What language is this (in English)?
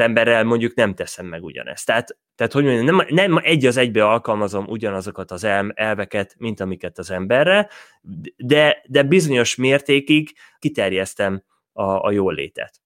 Hungarian